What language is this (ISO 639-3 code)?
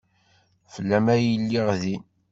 kab